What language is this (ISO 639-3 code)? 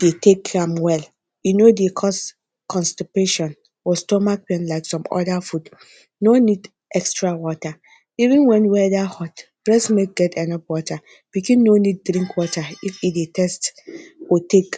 pcm